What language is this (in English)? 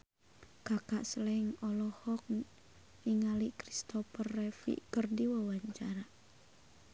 Sundanese